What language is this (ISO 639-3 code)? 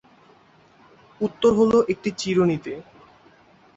ben